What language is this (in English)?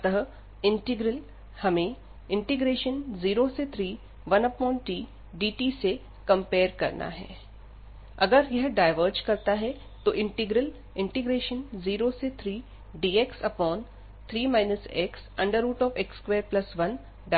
Hindi